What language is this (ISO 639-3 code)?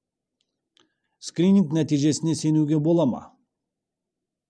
kaz